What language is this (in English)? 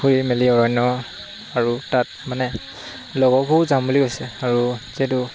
Assamese